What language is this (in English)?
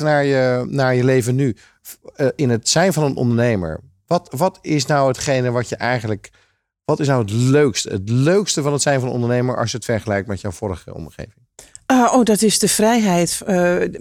Dutch